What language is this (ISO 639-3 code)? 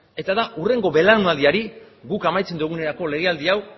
eus